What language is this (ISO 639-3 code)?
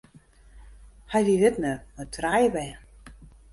fry